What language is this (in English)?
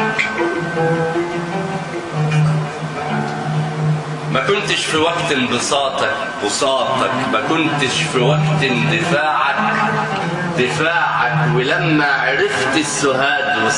Arabic